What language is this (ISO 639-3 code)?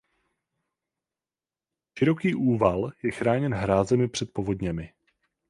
ces